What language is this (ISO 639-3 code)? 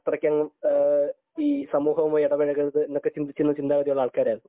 mal